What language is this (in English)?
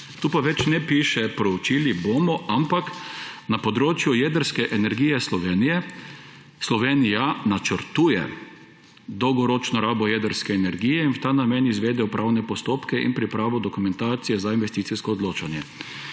Slovenian